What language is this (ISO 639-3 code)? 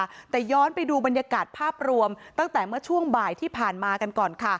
tha